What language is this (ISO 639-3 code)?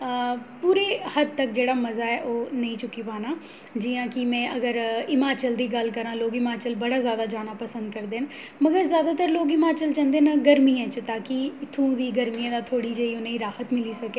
doi